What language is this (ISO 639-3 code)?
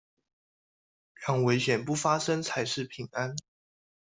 zho